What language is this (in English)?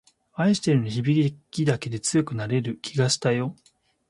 Japanese